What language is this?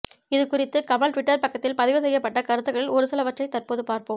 Tamil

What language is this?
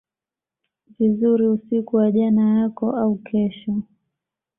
Swahili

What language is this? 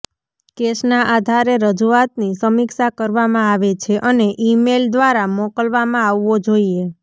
Gujarati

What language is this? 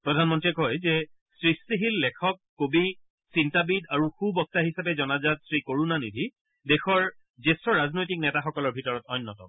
Assamese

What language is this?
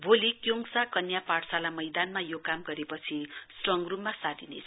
Nepali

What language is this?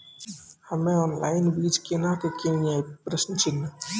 Maithili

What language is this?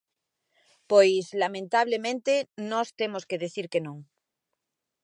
Galician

